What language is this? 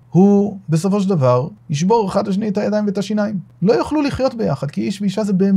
Hebrew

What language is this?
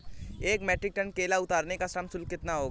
Hindi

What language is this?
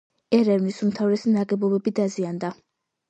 Georgian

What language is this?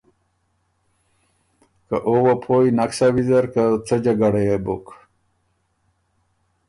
Ormuri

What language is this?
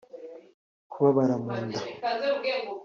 Kinyarwanda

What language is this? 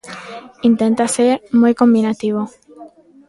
Galician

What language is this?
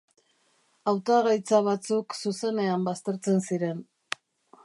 Basque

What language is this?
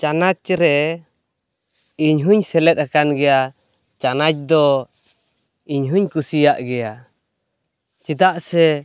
Santali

